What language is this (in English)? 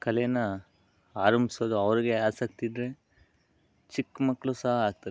Kannada